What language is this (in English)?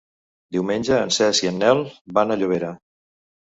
Catalan